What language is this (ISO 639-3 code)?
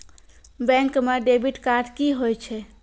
mai